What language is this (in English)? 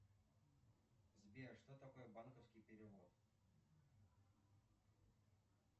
Russian